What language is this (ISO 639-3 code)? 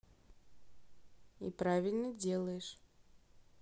rus